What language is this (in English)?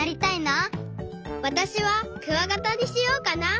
Japanese